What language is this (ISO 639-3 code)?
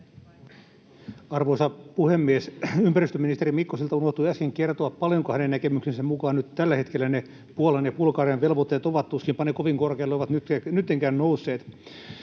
fin